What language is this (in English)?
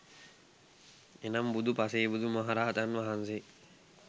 Sinhala